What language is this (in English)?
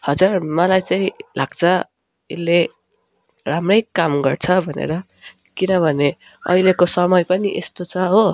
Nepali